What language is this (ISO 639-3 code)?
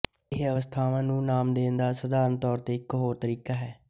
pan